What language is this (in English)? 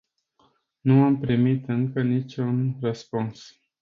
Romanian